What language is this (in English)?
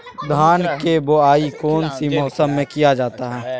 Magahi